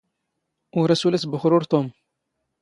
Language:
Standard Moroccan Tamazight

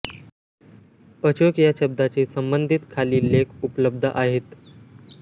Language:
Marathi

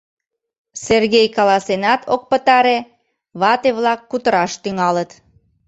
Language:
Mari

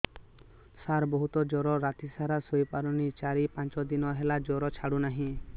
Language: Odia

